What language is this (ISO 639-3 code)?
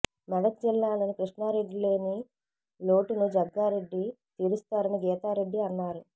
tel